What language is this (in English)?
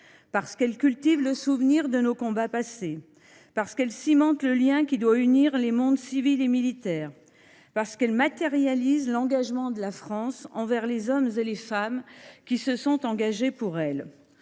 French